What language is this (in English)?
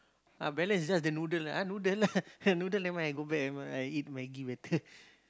English